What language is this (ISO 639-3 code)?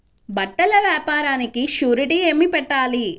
tel